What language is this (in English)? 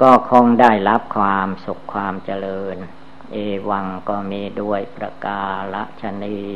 Thai